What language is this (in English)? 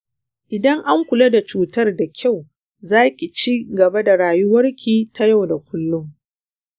Hausa